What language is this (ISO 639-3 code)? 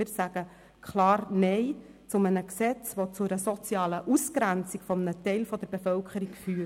gsw